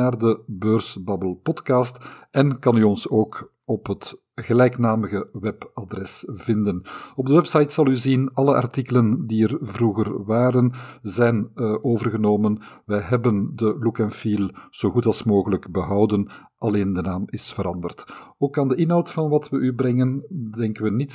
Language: Dutch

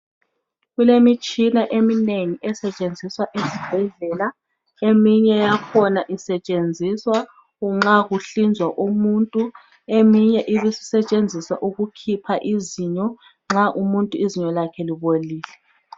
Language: North Ndebele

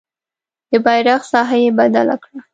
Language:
Pashto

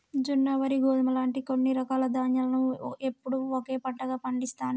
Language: Telugu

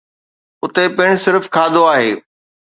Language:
Sindhi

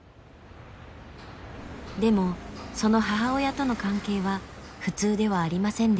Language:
Japanese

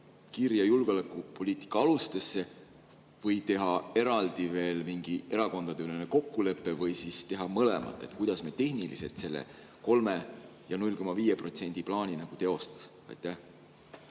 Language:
Estonian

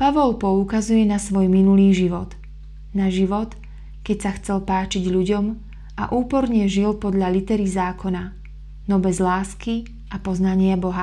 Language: Slovak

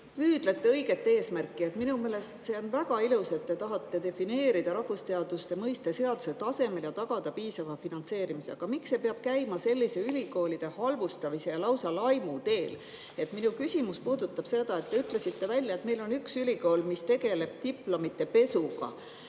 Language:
Estonian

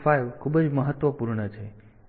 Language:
Gujarati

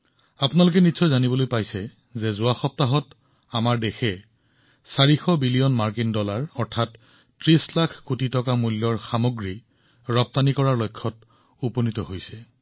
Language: Assamese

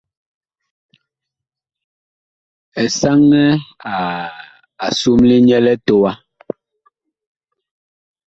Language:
Bakoko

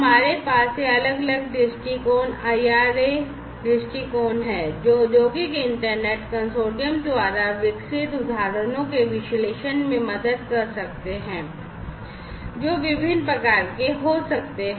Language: Hindi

